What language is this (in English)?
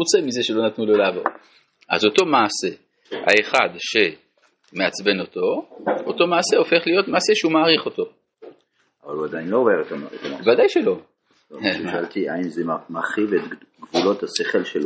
Hebrew